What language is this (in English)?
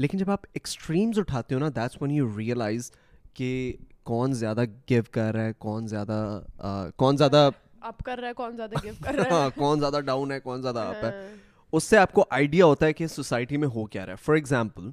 Urdu